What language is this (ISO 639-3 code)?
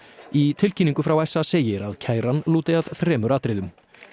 isl